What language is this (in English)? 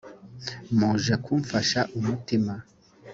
Kinyarwanda